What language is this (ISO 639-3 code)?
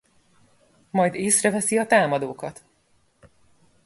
hun